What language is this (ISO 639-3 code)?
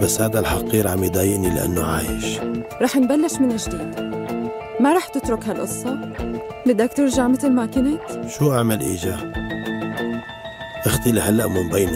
ara